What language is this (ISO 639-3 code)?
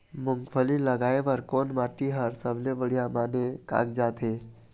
hne